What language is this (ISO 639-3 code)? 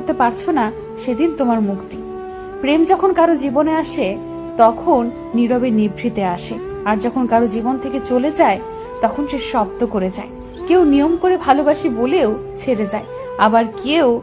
ben